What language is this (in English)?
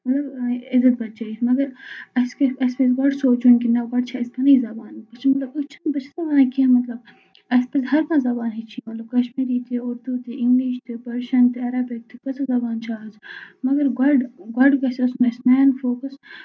Kashmiri